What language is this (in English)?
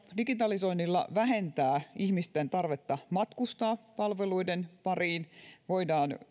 Finnish